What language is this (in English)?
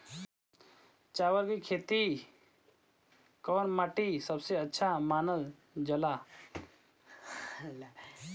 Bhojpuri